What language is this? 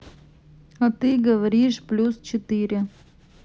Russian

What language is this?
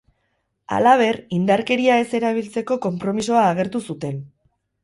Basque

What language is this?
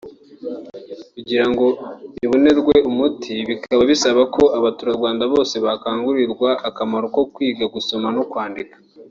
Kinyarwanda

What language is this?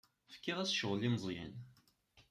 Kabyle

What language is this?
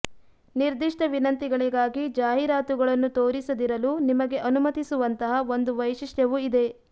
Kannada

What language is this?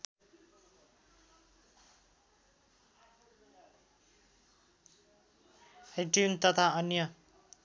Nepali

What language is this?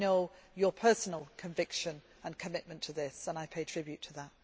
English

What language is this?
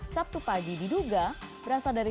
Indonesian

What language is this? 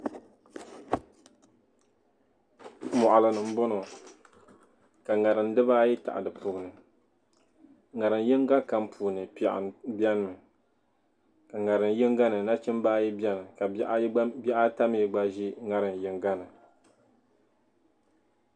Dagbani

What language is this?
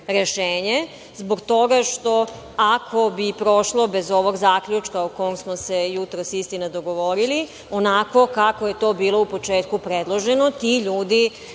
Serbian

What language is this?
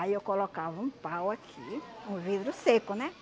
Portuguese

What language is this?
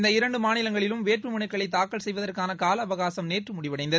Tamil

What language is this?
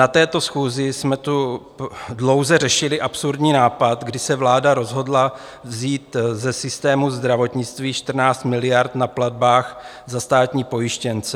Czech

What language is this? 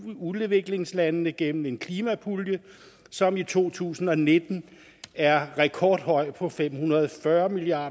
Danish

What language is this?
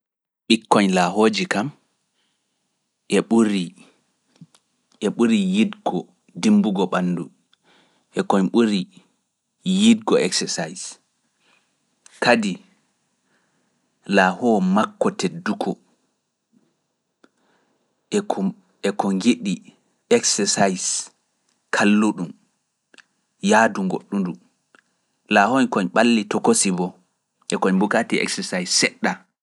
Fula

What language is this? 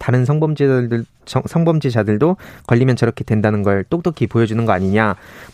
Korean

